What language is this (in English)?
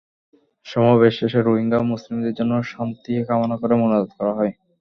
Bangla